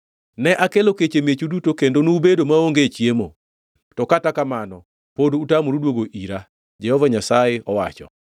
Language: Luo (Kenya and Tanzania)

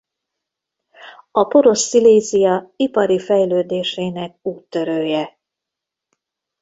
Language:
Hungarian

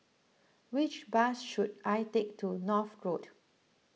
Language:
English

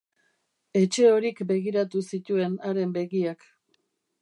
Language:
Basque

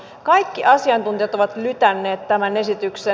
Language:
Finnish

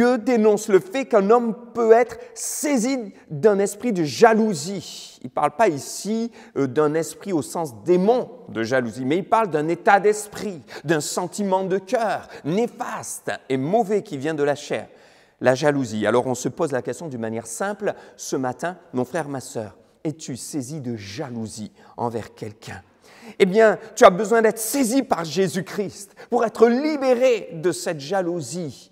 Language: French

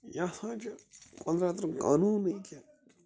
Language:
Kashmiri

